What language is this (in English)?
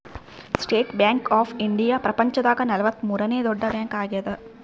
Kannada